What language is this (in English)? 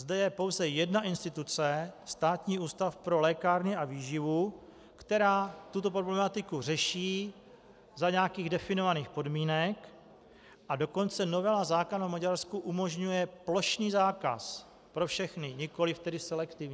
Czech